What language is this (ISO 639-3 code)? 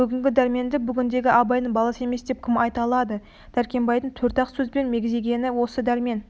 kaz